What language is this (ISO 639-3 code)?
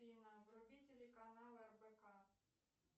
rus